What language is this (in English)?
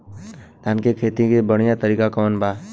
Bhojpuri